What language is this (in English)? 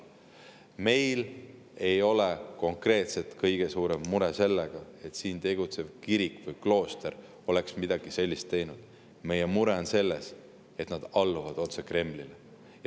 Estonian